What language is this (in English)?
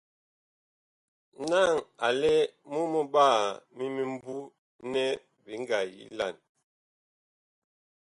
Bakoko